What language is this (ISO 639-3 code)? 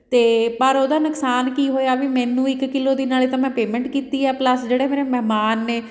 pan